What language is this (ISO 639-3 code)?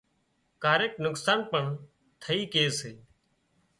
kxp